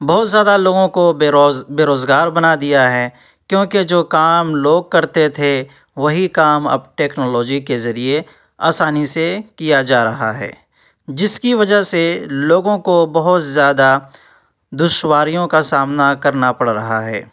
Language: Urdu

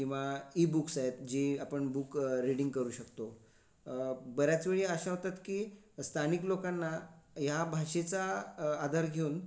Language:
Marathi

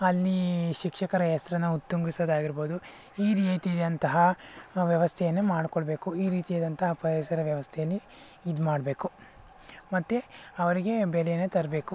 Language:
Kannada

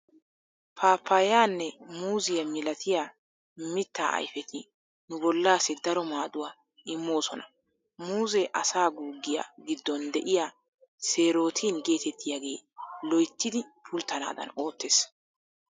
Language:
Wolaytta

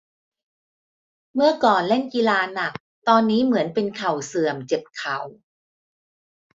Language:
Thai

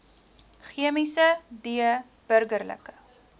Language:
Afrikaans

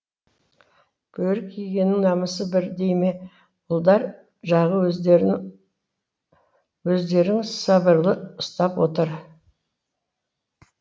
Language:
Kazakh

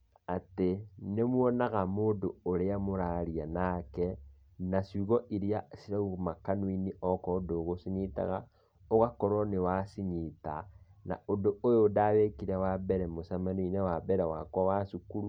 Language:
Kikuyu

